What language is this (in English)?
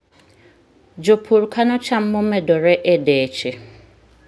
Luo (Kenya and Tanzania)